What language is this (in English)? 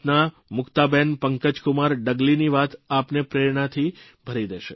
Gujarati